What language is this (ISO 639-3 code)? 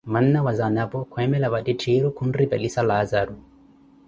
eko